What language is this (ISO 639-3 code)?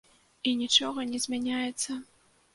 bel